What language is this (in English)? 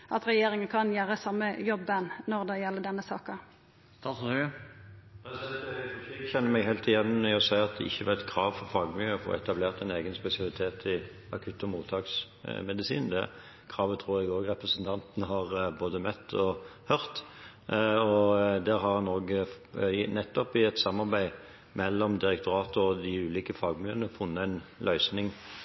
Norwegian